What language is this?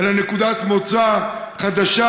Hebrew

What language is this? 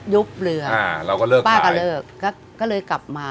Thai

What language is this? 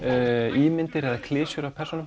Icelandic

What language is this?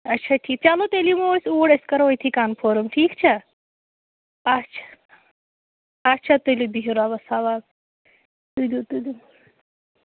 Kashmiri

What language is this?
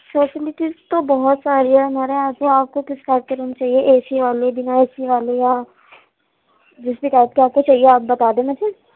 Urdu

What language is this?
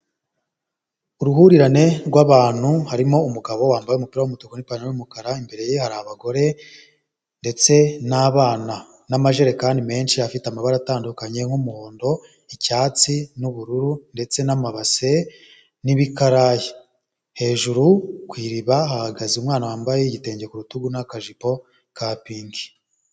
Kinyarwanda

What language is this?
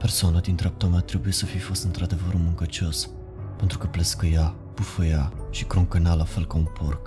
Romanian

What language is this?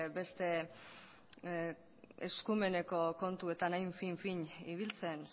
Basque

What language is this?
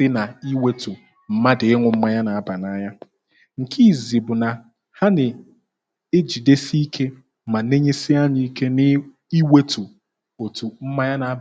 Igbo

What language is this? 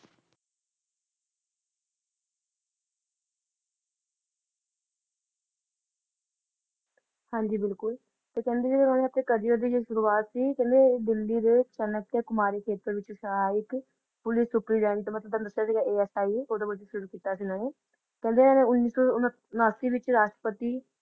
Punjabi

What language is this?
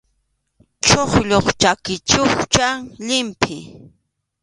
Arequipa-La Unión Quechua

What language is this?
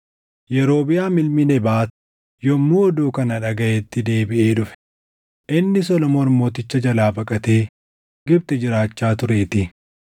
Oromo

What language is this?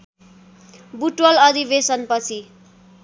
Nepali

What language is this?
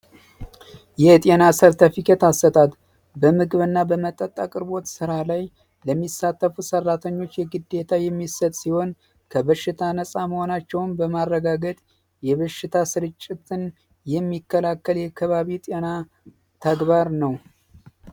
Amharic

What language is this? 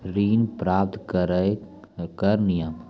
Maithili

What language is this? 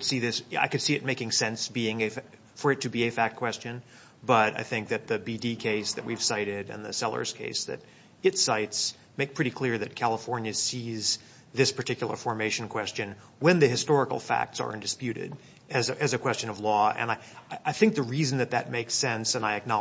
English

